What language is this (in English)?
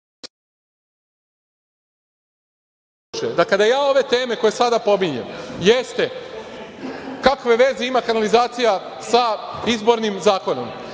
Serbian